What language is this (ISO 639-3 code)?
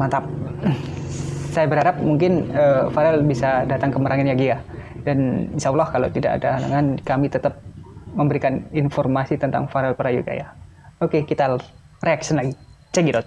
ind